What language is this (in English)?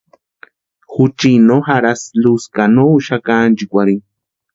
Western Highland Purepecha